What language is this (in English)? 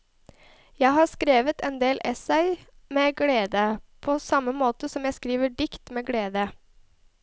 Norwegian